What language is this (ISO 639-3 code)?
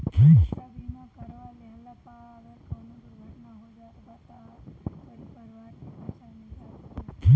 bho